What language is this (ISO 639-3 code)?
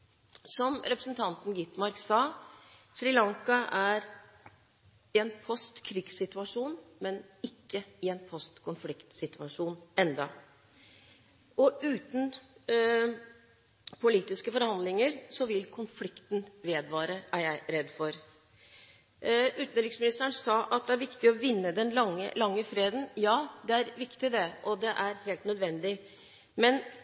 nob